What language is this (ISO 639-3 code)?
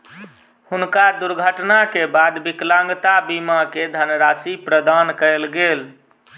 mai